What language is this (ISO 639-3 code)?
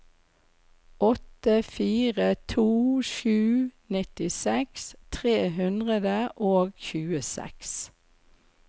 nor